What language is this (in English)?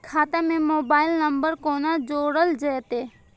Maithili